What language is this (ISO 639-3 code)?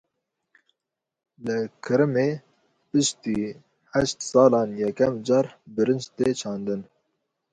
kur